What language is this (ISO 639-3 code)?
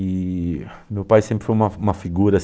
por